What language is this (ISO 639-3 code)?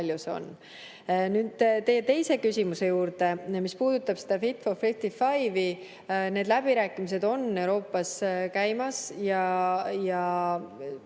est